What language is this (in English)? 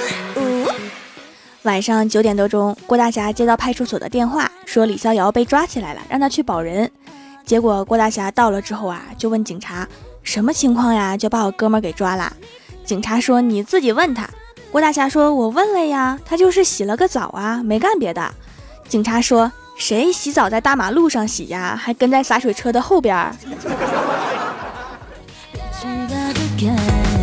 Chinese